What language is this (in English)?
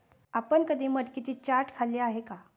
Marathi